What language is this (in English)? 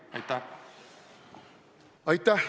Estonian